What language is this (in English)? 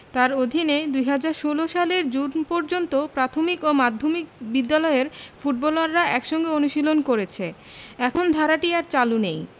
Bangla